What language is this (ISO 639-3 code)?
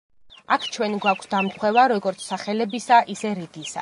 kat